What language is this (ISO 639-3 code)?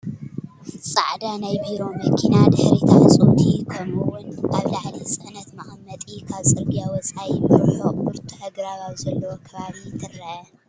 tir